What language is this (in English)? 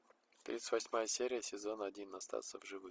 Russian